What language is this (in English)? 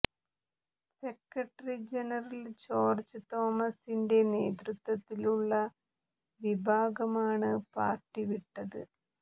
Malayalam